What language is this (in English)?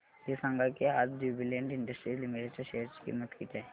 Marathi